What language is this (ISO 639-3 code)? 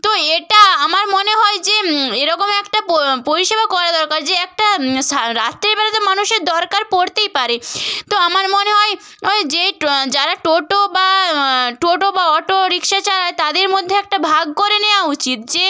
ben